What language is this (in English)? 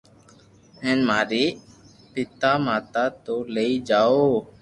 Loarki